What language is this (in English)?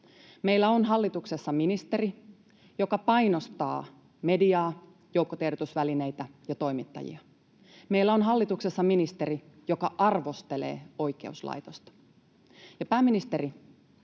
Finnish